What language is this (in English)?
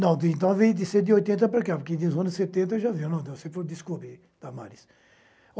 Portuguese